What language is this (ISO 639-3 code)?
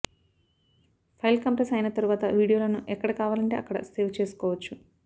tel